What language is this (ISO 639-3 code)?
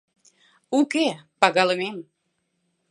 chm